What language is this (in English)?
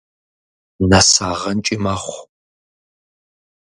Kabardian